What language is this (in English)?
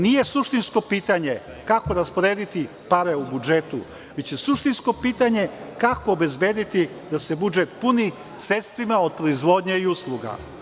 Serbian